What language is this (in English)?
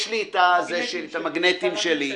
Hebrew